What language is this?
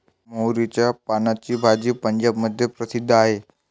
Marathi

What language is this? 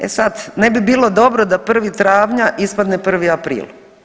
Croatian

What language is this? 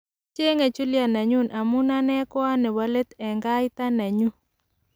Kalenjin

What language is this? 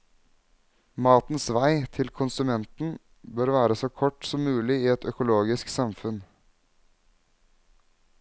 Norwegian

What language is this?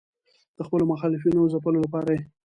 Pashto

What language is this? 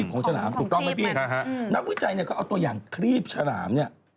Thai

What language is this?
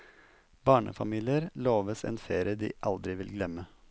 Norwegian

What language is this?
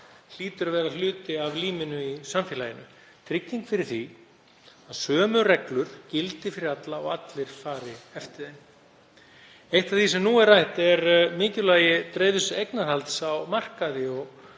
Icelandic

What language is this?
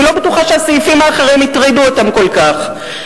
Hebrew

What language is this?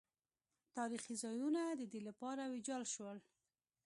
Pashto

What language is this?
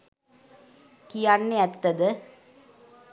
Sinhala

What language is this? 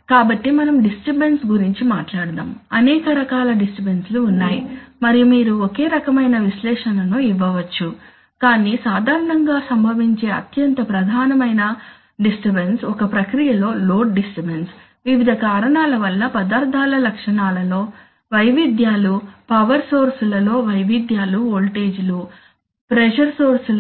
Telugu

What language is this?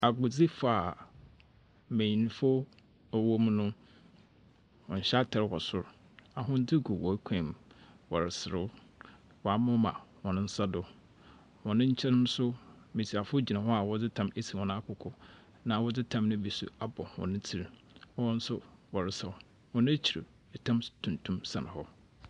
Akan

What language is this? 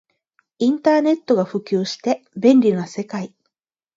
Japanese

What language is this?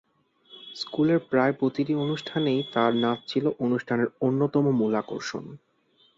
Bangla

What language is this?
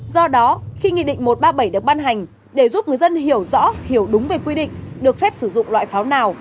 Vietnamese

